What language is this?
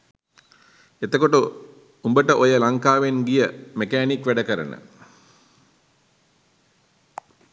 Sinhala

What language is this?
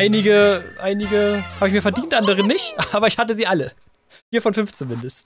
German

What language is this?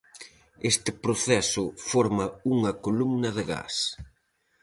Galician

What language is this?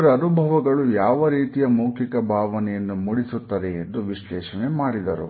Kannada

